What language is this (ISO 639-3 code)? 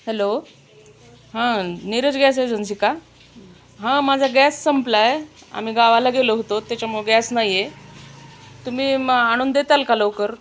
mar